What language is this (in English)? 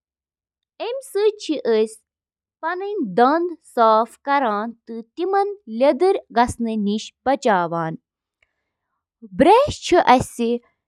Kashmiri